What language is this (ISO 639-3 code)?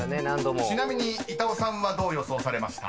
jpn